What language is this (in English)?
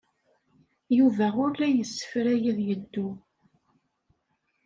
Kabyle